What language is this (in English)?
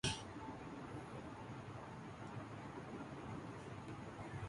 Urdu